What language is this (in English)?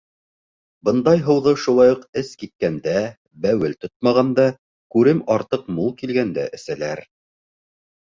Bashkir